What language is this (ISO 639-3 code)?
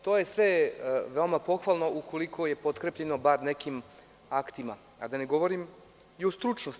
srp